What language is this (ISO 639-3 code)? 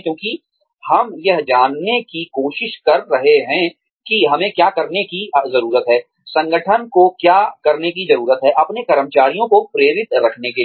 hin